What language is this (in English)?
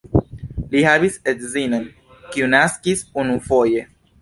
Esperanto